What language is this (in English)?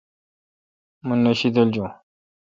Kalkoti